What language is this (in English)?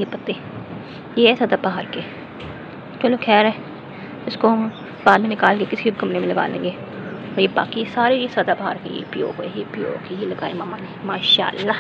Hindi